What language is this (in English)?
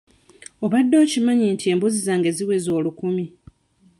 Ganda